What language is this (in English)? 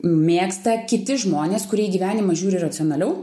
Lithuanian